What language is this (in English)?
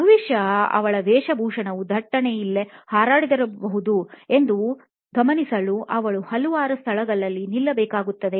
Kannada